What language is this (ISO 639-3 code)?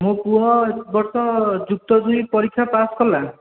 ori